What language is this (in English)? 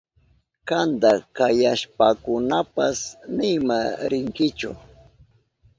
Southern Pastaza Quechua